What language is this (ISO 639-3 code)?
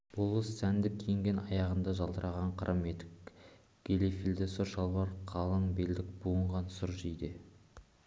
kaz